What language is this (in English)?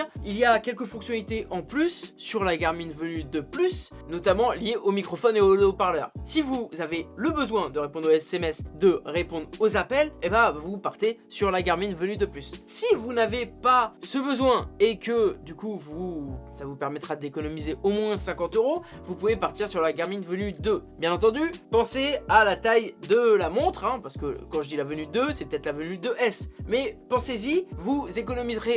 French